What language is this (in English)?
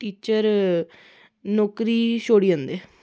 Dogri